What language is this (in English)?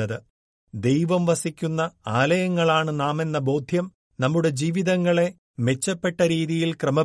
Malayalam